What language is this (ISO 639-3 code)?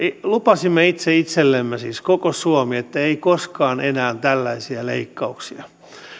fin